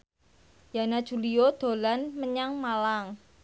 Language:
Javanese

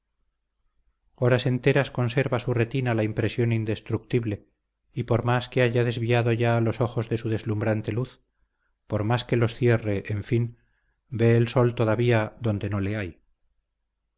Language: Spanish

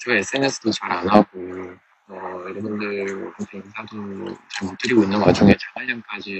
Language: Korean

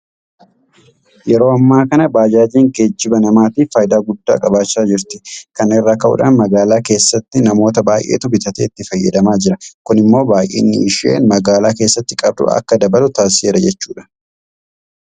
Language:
Oromo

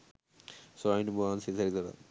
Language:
Sinhala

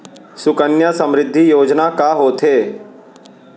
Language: Chhattisgarhi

